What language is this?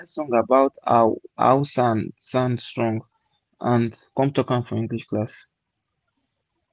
Nigerian Pidgin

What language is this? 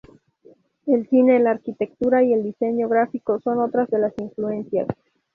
Spanish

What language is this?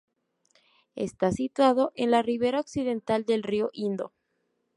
Spanish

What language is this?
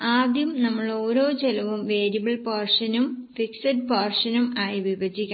Malayalam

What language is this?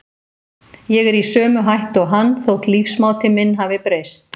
Icelandic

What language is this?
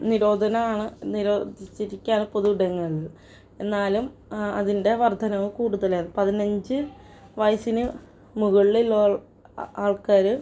Malayalam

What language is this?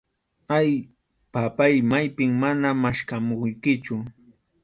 Arequipa-La Unión Quechua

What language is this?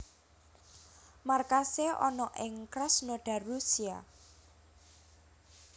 Javanese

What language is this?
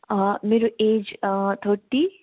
Nepali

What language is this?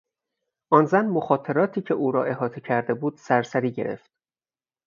Persian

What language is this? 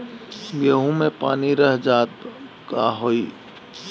Bhojpuri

